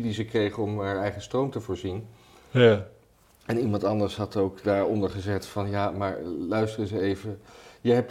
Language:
Dutch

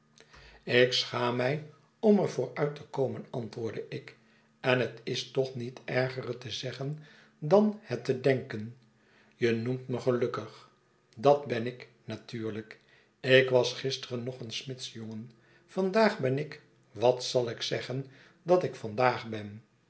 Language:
Dutch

